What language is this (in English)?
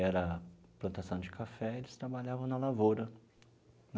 Portuguese